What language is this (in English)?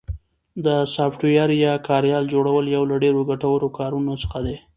Pashto